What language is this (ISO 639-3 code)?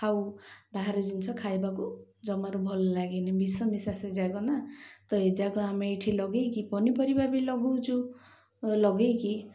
ori